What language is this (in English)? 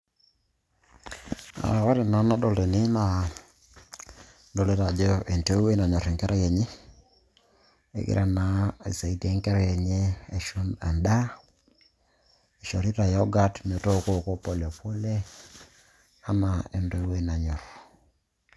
Masai